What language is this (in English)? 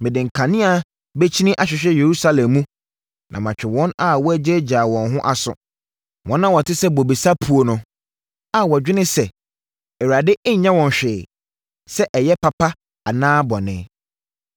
Akan